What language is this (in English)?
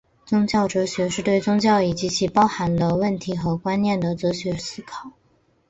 Chinese